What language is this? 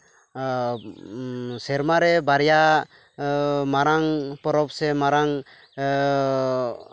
Santali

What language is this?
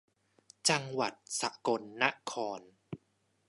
Thai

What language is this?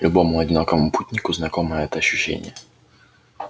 Russian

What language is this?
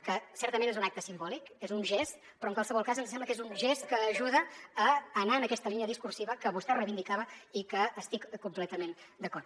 Catalan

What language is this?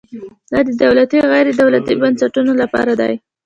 Pashto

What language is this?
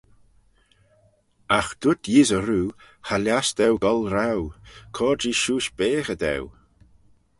Manx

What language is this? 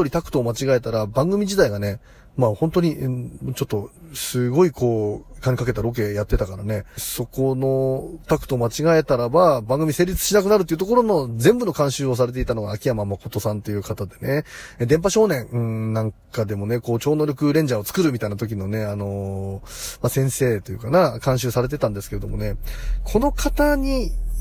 Japanese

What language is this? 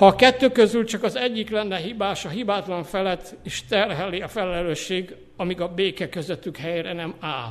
Hungarian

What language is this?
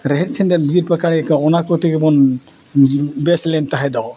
Santali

